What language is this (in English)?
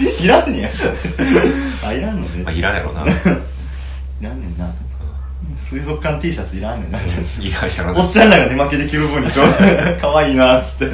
Japanese